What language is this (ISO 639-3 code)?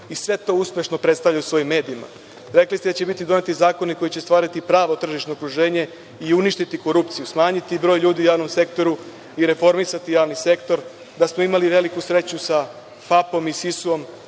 srp